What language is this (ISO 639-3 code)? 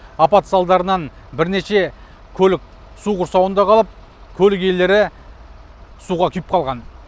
kaz